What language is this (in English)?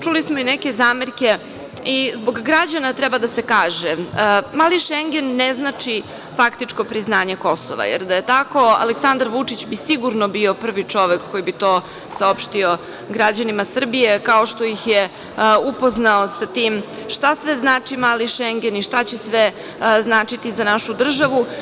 Serbian